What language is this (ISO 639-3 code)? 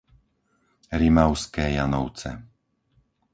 slk